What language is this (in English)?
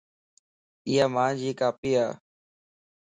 Lasi